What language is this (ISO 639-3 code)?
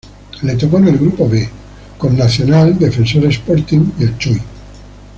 spa